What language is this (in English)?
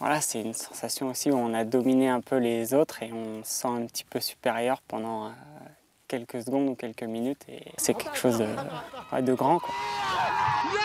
French